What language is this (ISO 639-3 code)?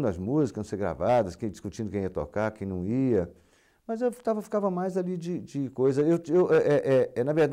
por